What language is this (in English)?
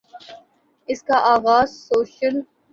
Urdu